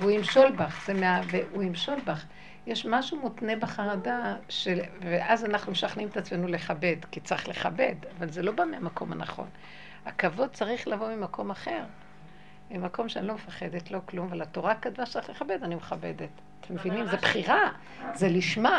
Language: Hebrew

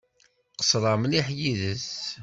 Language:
Kabyle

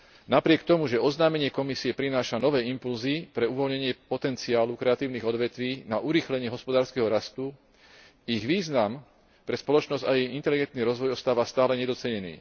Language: Slovak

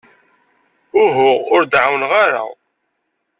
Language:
Kabyle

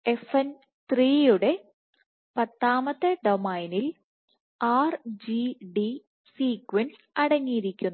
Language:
Malayalam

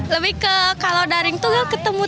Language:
Indonesian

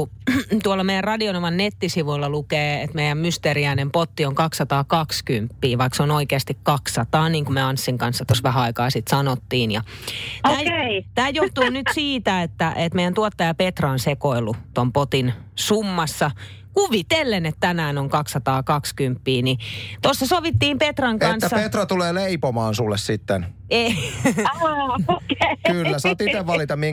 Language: Finnish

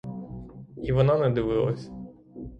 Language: Ukrainian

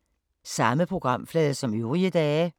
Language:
Danish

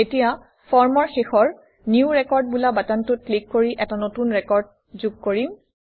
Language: Assamese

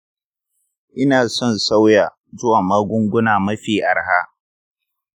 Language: Hausa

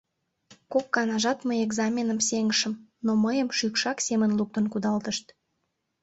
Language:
Mari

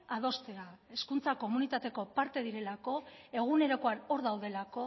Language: Basque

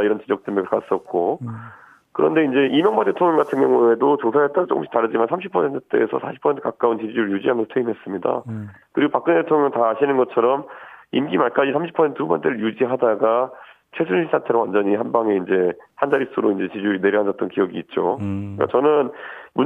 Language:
Korean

